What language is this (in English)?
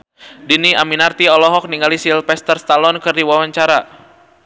Sundanese